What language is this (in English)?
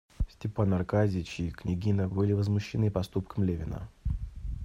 Russian